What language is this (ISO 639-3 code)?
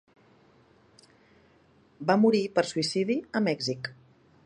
cat